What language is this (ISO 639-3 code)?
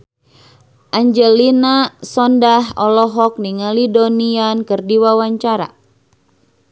sun